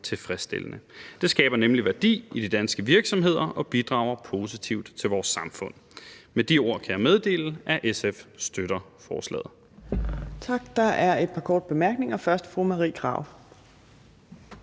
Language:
Danish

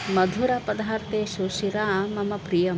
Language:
Sanskrit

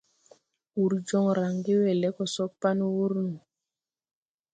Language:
Tupuri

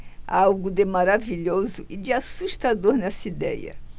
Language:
Portuguese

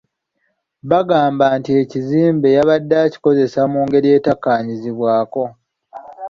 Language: Ganda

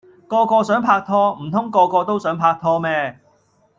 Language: Cantonese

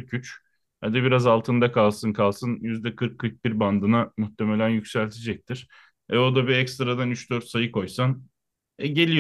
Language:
Turkish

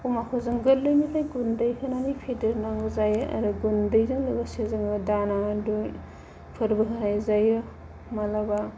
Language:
Bodo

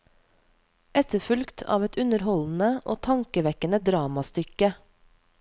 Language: Norwegian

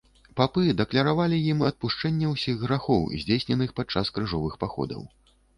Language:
Belarusian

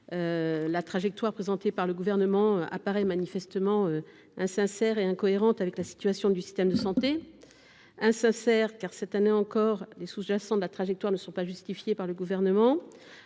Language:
French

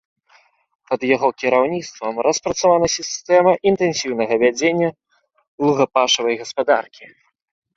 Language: Belarusian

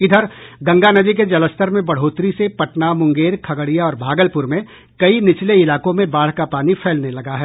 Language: Hindi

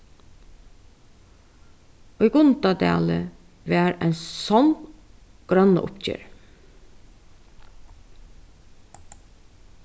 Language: Faroese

